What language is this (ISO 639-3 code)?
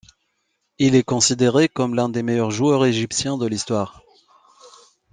fra